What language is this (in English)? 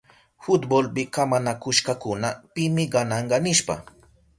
Southern Pastaza Quechua